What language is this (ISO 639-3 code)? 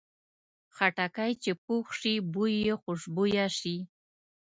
pus